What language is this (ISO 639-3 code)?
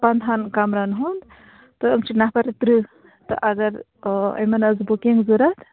kas